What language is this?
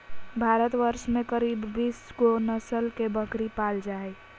Magahi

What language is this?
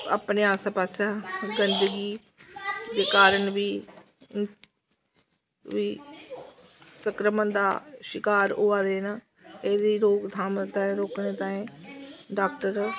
Dogri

